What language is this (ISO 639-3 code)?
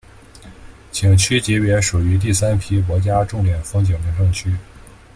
zho